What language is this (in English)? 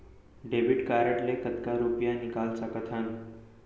Chhattisgarhi